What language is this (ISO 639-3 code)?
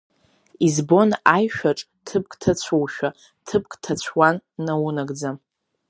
abk